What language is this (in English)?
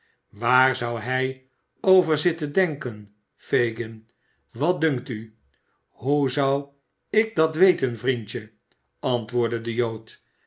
Dutch